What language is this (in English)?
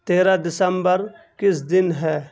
Urdu